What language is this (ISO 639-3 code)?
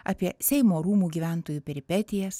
lit